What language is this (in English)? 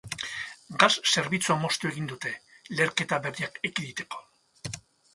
Basque